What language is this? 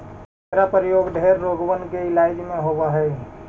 Magahi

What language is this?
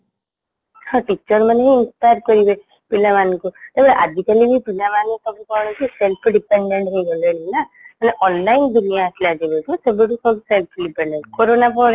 Odia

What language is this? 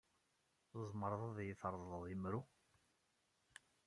Kabyle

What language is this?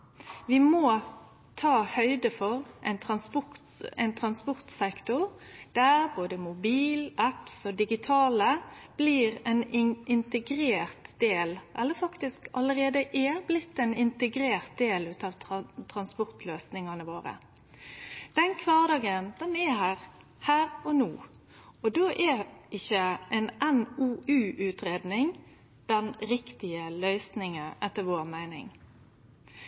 Norwegian Nynorsk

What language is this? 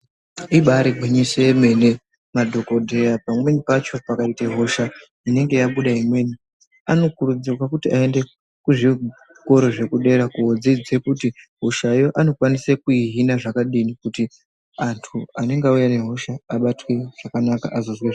Ndau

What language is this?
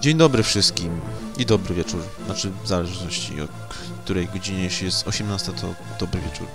Polish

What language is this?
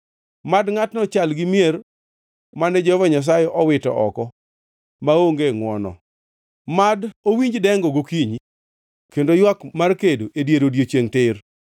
Luo (Kenya and Tanzania)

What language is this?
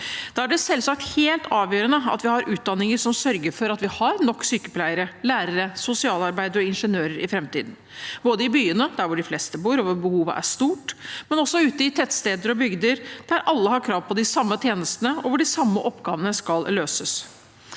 Norwegian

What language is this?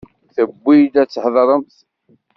Kabyle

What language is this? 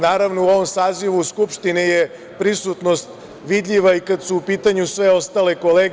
Serbian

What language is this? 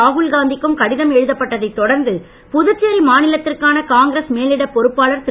Tamil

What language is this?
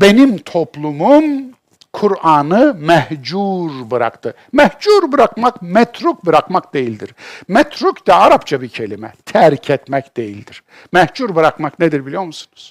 Turkish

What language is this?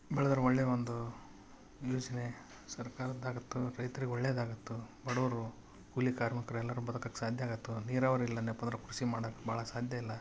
Kannada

